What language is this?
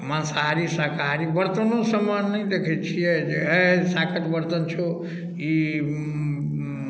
Maithili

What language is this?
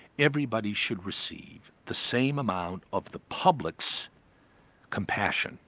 English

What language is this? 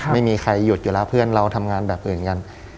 Thai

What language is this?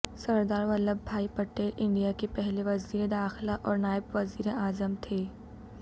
Urdu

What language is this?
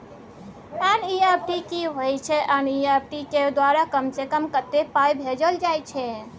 Maithili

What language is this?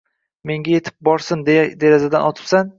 Uzbek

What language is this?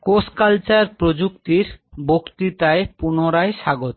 Bangla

